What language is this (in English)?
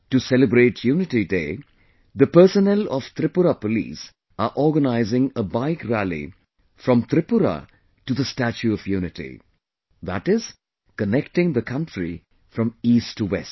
English